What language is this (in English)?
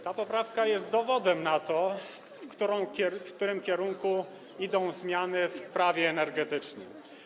Polish